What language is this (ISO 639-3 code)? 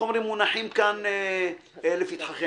heb